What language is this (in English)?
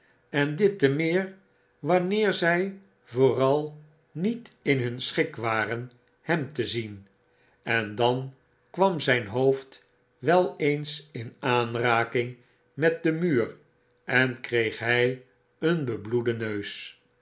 Dutch